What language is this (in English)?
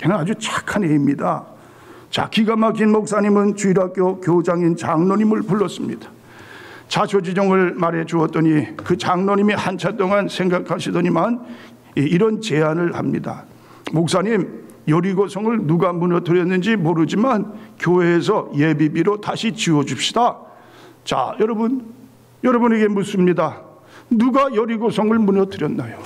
Korean